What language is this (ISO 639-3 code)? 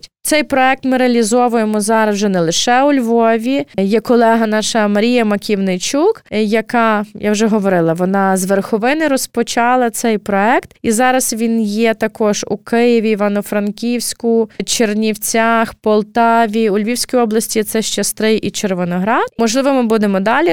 ukr